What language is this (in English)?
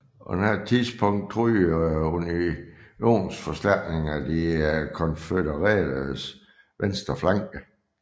Danish